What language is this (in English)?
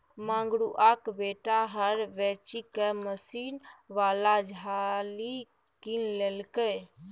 Maithili